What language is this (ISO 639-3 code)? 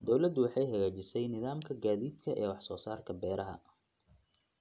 som